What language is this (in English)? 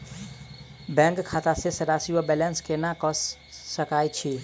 Maithili